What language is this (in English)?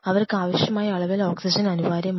Malayalam